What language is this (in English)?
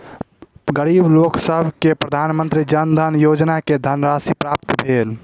Maithili